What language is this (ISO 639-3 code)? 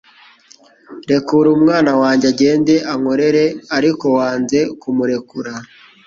kin